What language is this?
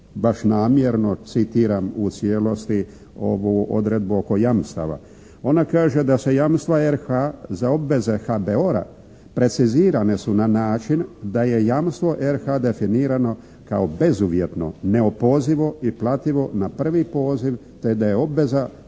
Croatian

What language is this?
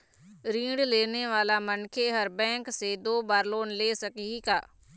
Chhattisgarhi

